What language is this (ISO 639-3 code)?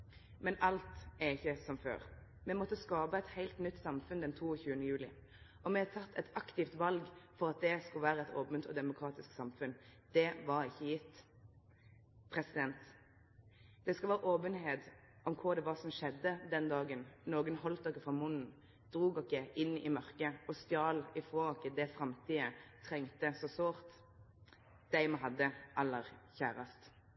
nno